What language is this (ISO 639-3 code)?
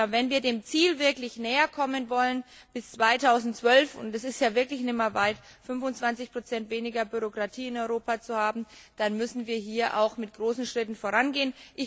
deu